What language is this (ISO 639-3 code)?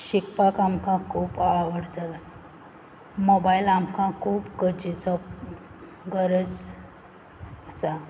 kok